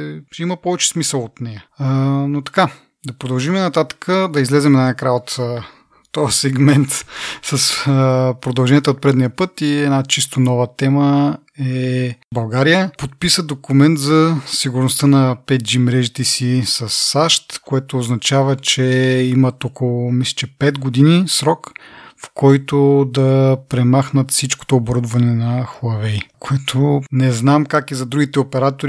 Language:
Bulgarian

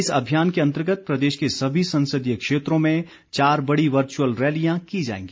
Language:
Hindi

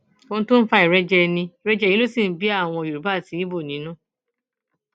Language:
Yoruba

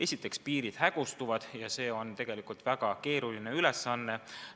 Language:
Estonian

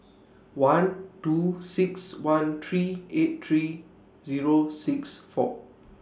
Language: English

